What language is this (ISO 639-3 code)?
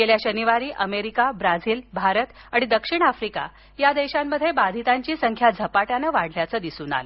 mar